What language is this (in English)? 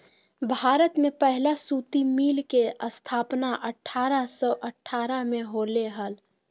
Magahi